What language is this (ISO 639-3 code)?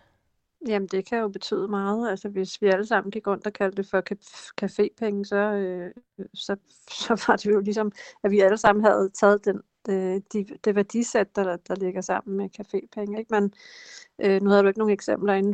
dan